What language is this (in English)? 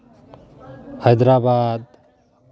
Santali